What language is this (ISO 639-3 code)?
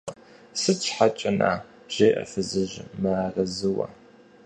kbd